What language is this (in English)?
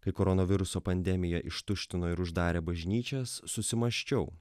Lithuanian